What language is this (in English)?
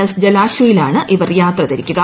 Malayalam